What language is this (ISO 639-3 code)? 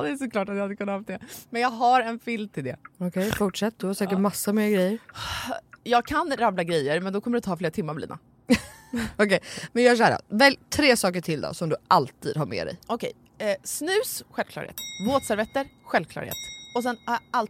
swe